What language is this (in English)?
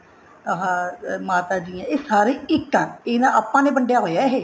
Punjabi